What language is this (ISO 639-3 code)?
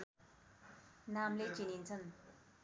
nep